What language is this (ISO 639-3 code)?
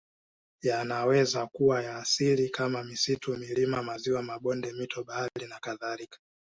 swa